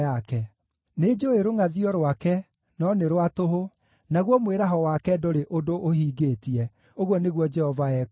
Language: Kikuyu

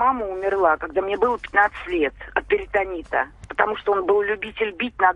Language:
Russian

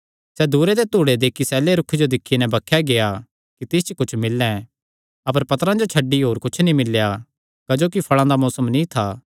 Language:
Kangri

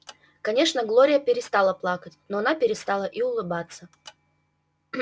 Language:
Russian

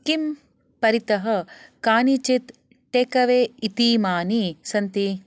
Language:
Sanskrit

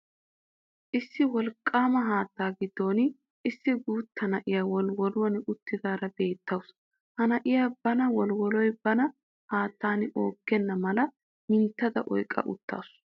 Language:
Wolaytta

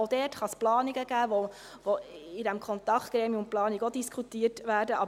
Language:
Swiss German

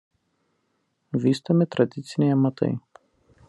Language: Lithuanian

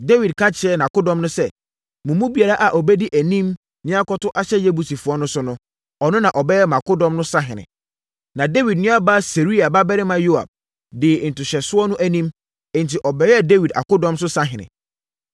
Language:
Akan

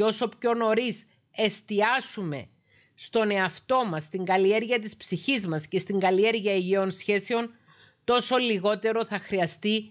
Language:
Greek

